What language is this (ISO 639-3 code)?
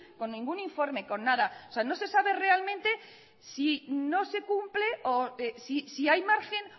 spa